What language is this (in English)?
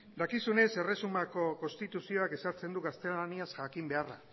Basque